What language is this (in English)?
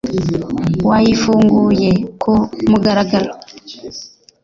Kinyarwanda